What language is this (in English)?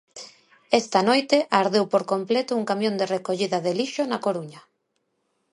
Galician